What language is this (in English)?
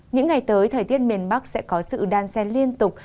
Vietnamese